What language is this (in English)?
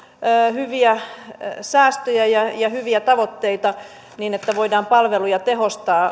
Finnish